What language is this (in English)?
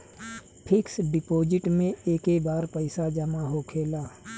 Bhojpuri